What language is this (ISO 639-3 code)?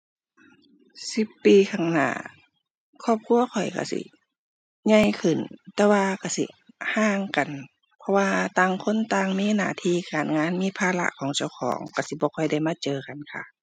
tha